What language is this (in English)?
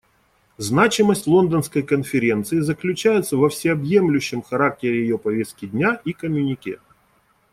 Russian